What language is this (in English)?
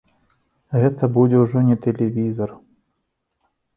Belarusian